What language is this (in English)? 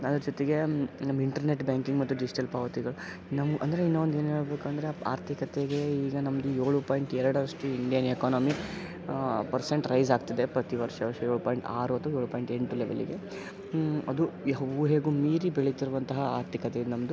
Kannada